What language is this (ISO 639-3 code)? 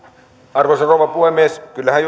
fin